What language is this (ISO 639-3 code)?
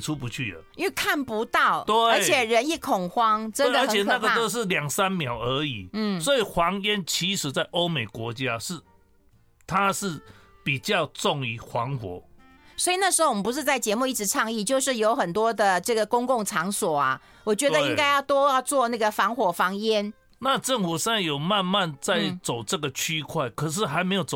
zho